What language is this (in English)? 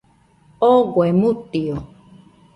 Nüpode Huitoto